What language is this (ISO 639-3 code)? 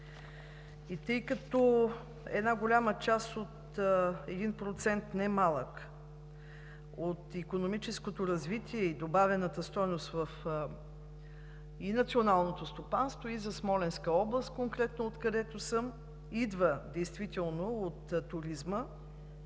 bul